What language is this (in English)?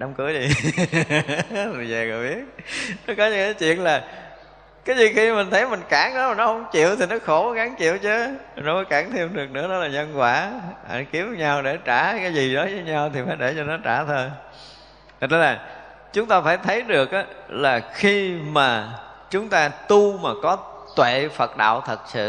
Vietnamese